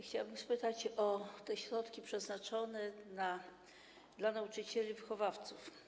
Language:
Polish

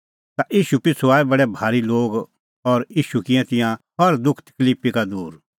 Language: Kullu Pahari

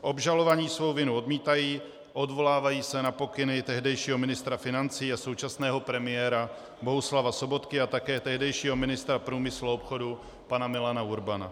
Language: Czech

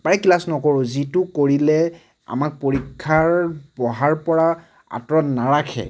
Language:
Assamese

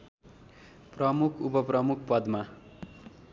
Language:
Nepali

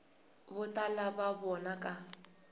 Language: Tsonga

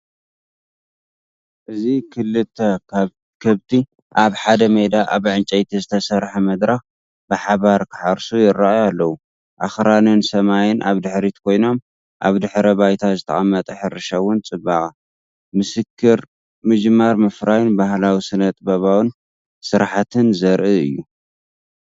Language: Tigrinya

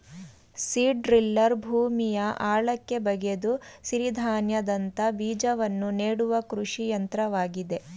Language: Kannada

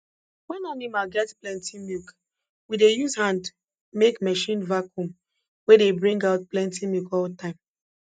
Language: Nigerian Pidgin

